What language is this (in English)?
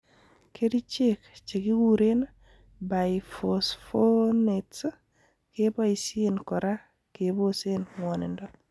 Kalenjin